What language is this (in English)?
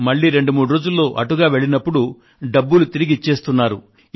Telugu